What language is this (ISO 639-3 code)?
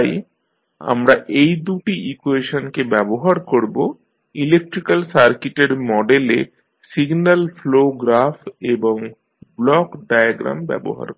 ben